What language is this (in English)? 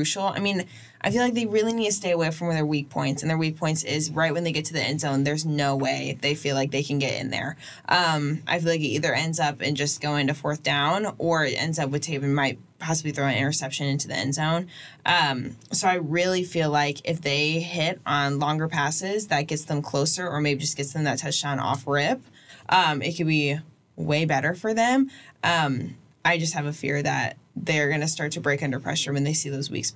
English